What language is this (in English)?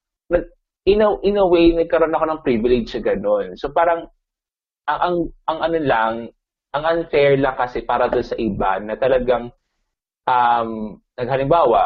Filipino